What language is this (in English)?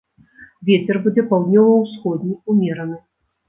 Belarusian